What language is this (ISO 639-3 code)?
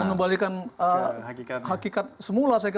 ind